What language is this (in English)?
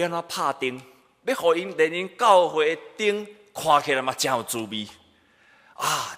Chinese